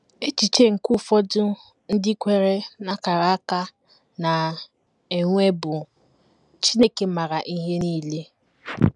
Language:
Igbo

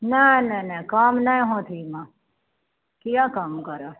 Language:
Maithili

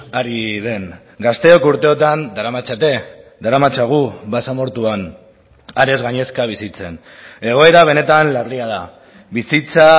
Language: Basque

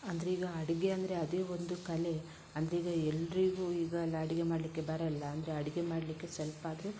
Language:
Kannada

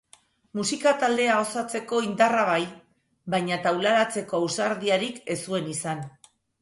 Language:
Basque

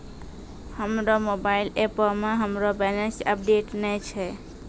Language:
Maithili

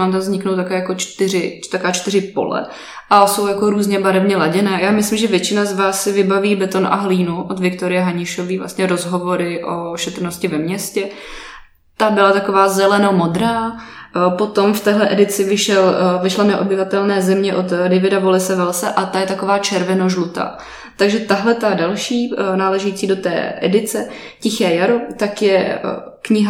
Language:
Czech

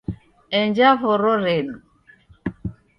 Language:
Taita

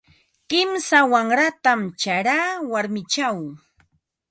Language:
Ambo-Pasco Quechua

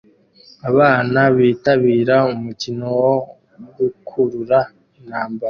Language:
Kinyarwanda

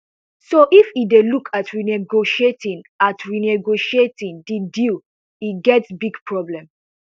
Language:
Nigerian Pidgin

